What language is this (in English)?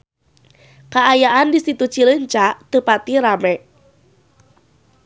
Sundanese